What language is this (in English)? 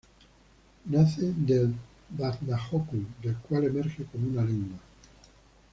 Spanish